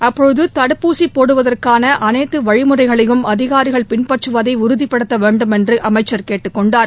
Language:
Tamil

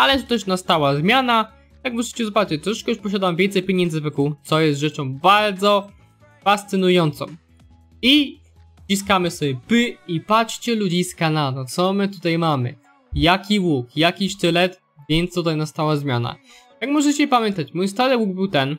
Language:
Polish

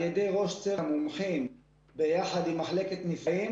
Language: Hebrew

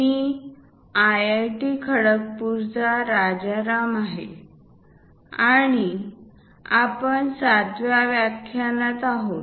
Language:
Marathi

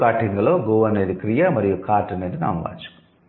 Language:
Telugu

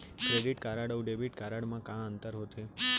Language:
Chhattisgarhi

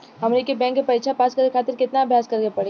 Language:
Bhojpuri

